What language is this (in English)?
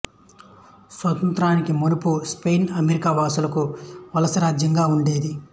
Telugu